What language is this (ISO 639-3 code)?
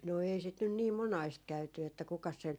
fin